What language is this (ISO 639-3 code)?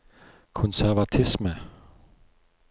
nor